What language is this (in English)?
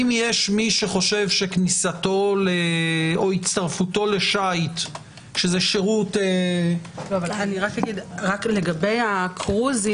Hebrew